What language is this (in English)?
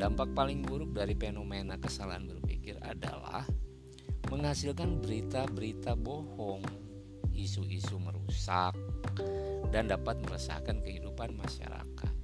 Indonesian